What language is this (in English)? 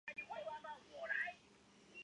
Chinese